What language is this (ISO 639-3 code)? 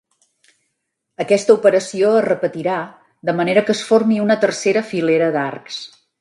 cat